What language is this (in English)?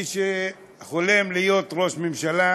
Hebrew